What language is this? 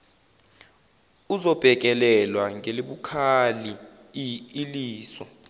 Zulu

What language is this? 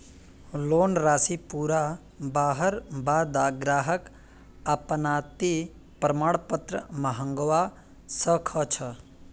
Magahi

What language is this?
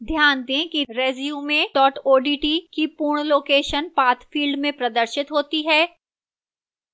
Hindi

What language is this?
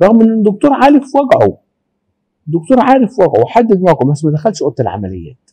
Arabic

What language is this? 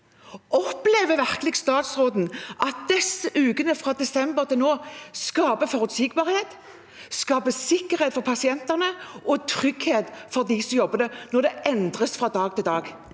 Norwegian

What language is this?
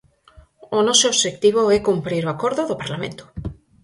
Galician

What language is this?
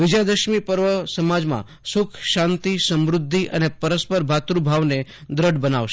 Gujarati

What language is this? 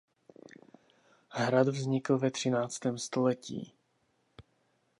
Czech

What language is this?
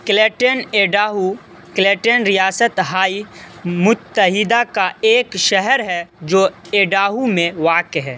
Urdu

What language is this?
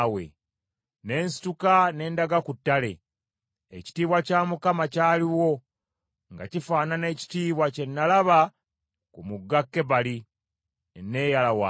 Ganda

